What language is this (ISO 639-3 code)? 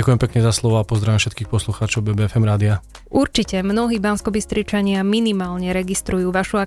slk